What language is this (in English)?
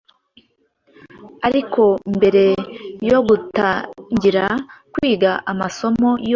Kinyarwanda